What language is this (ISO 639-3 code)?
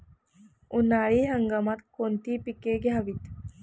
mar